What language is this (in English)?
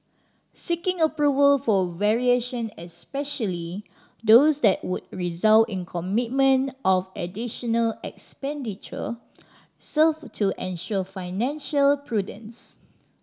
English